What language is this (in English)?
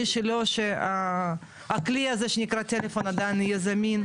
Hebrew